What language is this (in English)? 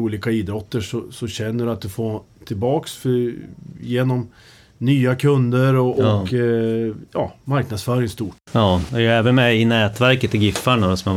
Swedish